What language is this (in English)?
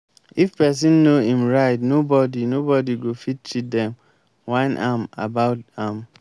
Nigerian Pidgin